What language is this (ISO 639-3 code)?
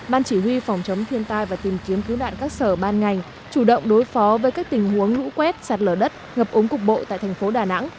vie